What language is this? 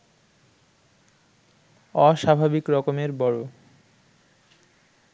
Bangla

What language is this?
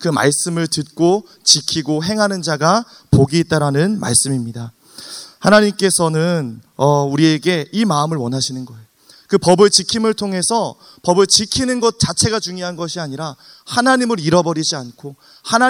Korean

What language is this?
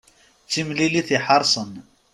Kabyle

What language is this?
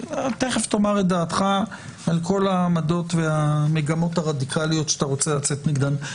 Hebrew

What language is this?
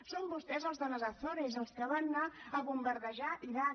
Catalan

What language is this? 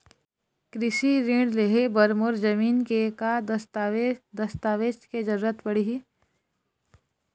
Chhattisgarhi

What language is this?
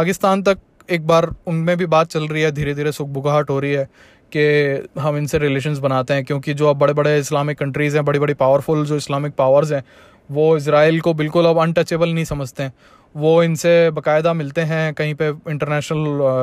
Hindi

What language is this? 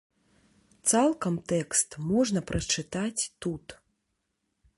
Belarusian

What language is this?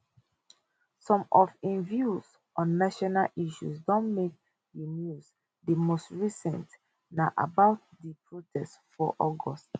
Nigerian Pidgin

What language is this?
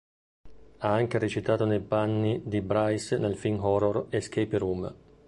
Italian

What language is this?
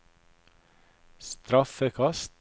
Norwegian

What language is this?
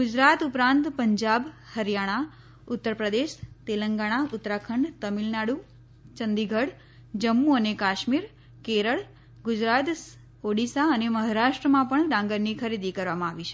Gujarati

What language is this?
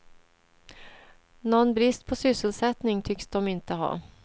Swedish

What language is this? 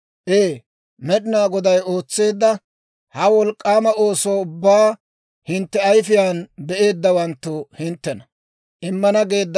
Dawro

